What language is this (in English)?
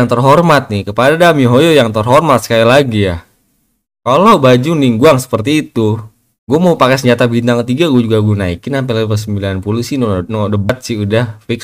Indonesian